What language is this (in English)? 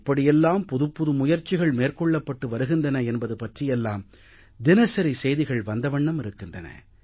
Tamil